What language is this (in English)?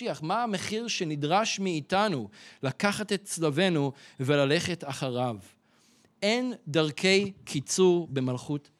Hebrew